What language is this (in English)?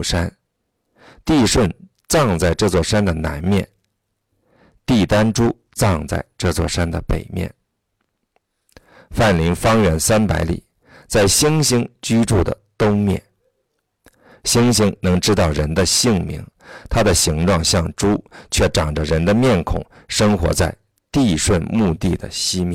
Chinese